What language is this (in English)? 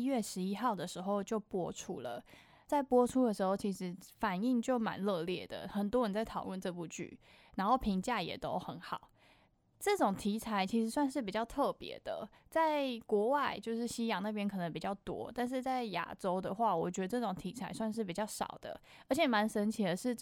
Chinese